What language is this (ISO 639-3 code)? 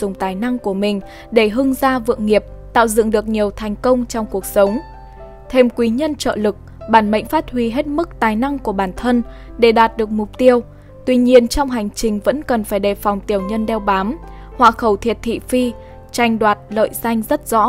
vie